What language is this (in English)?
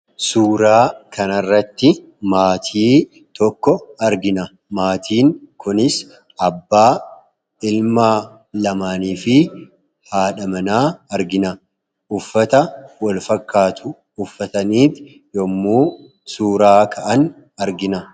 Oromo